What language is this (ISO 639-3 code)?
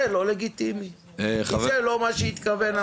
heb